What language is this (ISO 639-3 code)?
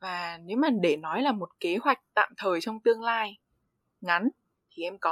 vie